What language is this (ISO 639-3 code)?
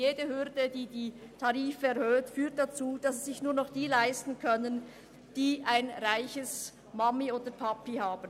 gsw